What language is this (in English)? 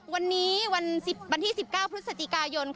Thai